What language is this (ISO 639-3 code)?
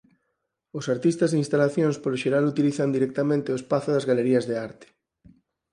glg